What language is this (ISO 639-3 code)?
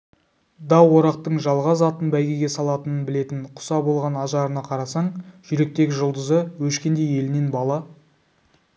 kaz